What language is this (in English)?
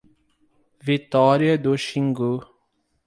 Portuguese